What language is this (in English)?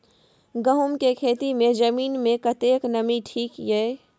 Maithili